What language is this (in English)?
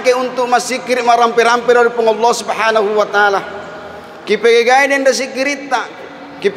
Malay